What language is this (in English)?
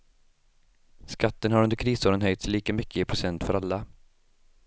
Swedish